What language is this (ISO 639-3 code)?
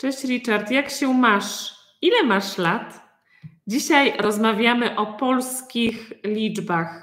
pol